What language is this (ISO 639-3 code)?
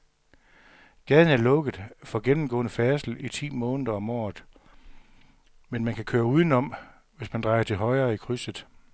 dan